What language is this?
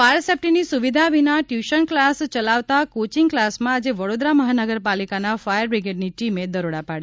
Gujarati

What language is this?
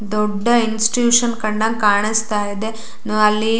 Kannada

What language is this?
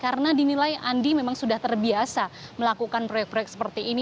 Indonesian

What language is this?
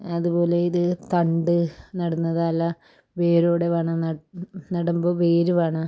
Malayalam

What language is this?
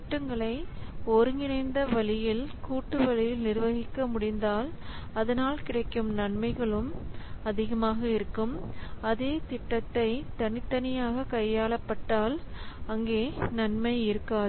Tamil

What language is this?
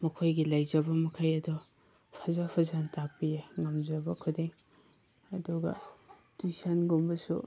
Manipuri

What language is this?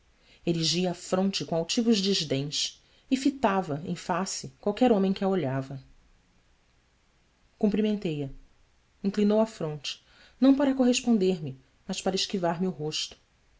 Portuguese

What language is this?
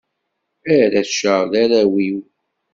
Kabyle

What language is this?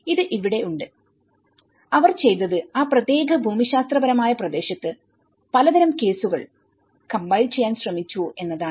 Malayalam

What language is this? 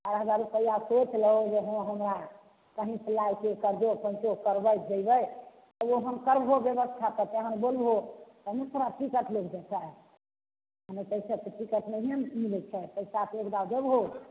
Maithili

